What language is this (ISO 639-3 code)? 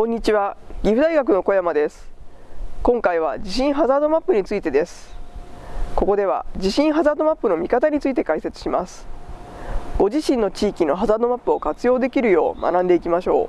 jpn